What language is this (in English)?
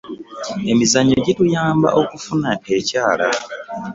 Ganda